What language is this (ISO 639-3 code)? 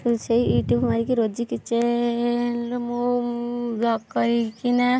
ori